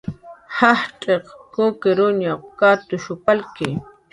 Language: Jaqaru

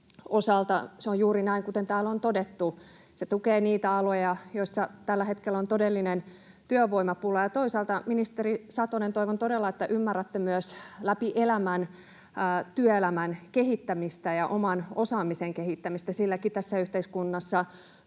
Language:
Finnish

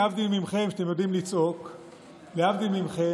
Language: Hebrew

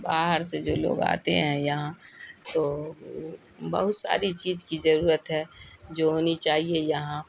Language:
Urdu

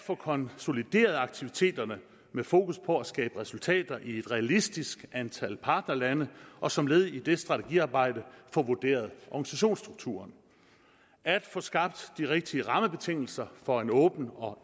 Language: Danish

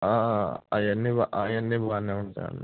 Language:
Telugu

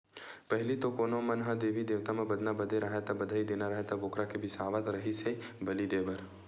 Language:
Chhattisgarhi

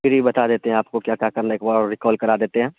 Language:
Urdu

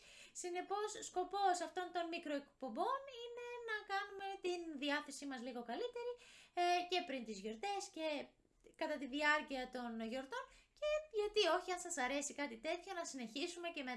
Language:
Greek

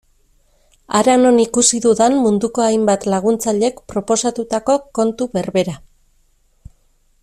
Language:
Basque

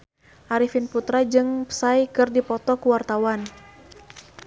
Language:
Sundanese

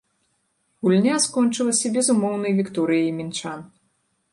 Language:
Belarusian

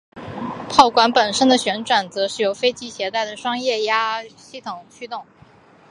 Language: Chinese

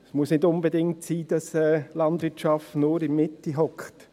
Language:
Swiss German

